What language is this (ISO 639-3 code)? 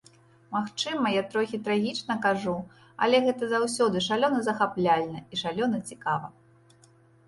bel